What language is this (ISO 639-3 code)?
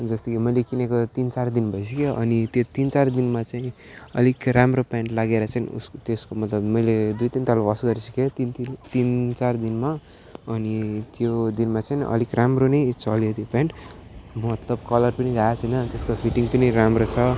nep